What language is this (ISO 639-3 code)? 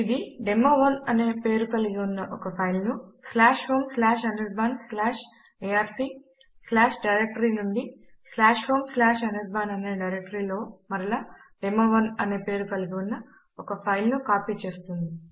tel